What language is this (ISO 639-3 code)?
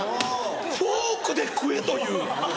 jpn